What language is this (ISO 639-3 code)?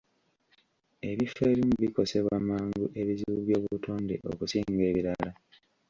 lug